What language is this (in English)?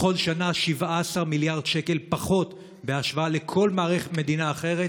Hebrew